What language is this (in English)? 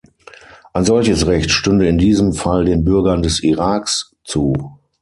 German